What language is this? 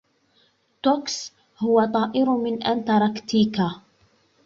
Arabic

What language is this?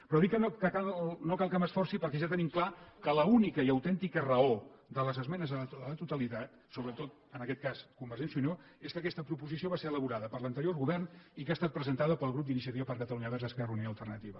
Catalan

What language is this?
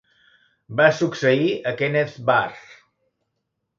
Catalan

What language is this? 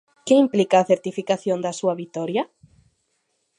Galician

